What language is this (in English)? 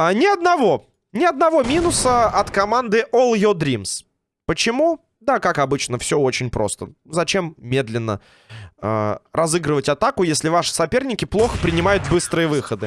Russian